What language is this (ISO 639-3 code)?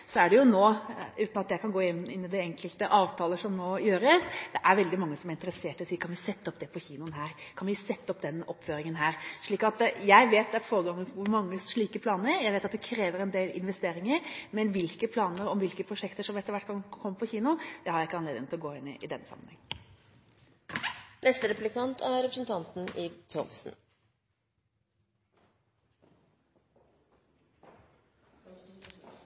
nob